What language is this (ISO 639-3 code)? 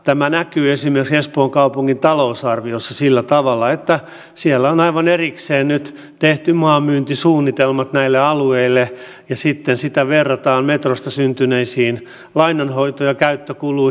fin